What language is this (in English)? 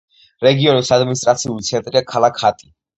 Georgian